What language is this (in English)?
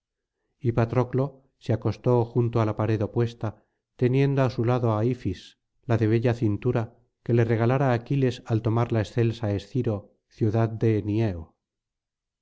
Spanish